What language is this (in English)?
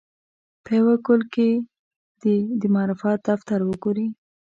Pashto